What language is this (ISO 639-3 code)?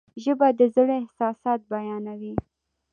pus